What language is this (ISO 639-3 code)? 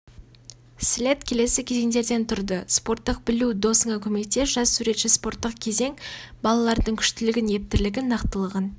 kaz